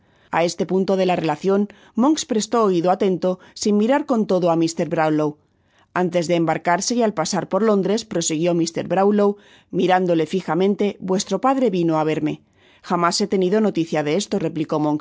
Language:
Spanish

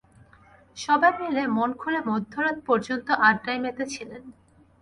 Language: Bangla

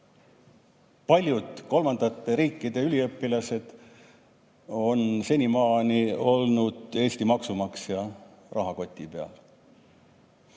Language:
Estonian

